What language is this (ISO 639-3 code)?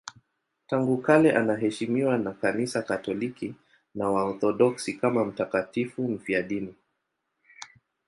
swa